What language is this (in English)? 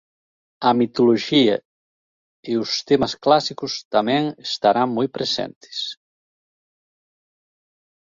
Galician